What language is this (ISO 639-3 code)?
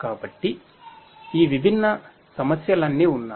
tel